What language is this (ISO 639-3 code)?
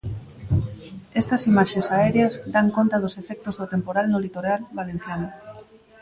glg